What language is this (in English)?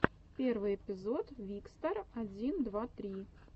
Russian